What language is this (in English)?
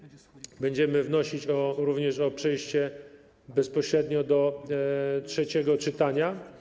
Polish